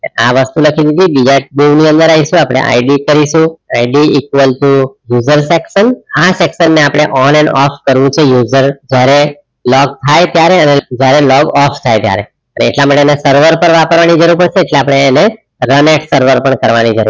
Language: Gujarati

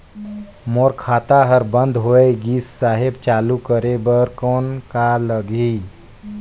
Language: Chhattisgarhi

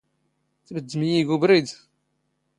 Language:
Standard Moroccan Tamazight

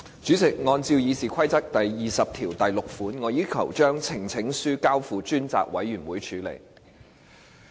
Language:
Cantonese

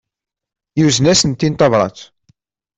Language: Kabyle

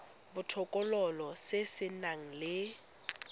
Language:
Tswana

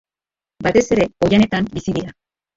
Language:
Basque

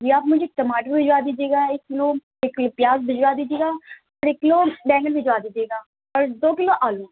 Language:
Urdu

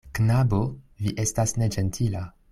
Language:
Esperanto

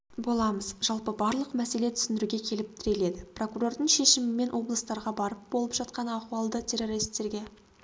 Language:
Kazakh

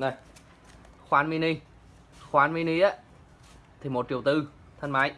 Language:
Vietnamese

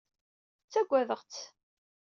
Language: Kabyle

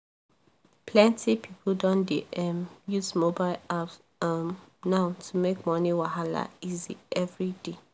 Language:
Nigerian Pidgin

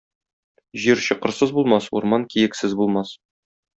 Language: Tatar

